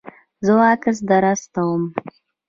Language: Pashto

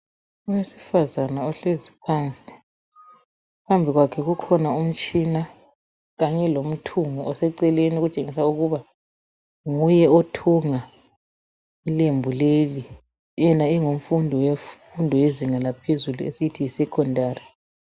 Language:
North Ndebele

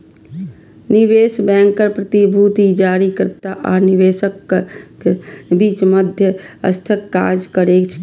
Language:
Maithili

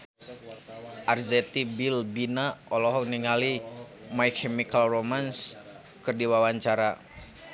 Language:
Sundanese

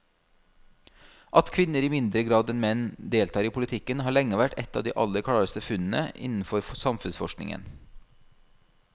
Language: Norwegian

